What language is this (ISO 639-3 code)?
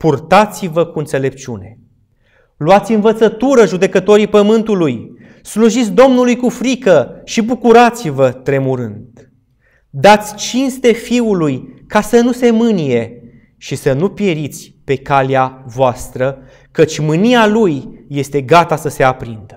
ron